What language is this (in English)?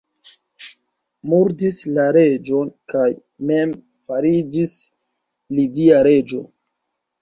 Esperanto